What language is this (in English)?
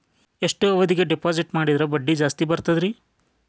Kannada